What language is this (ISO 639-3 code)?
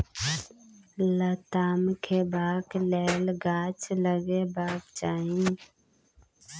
mai